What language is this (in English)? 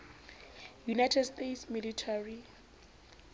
Southern Sotho